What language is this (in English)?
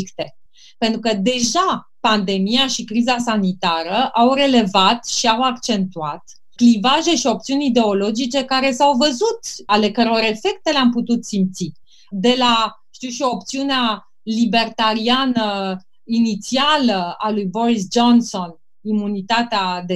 Romanian